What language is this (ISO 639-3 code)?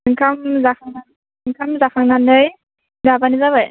brx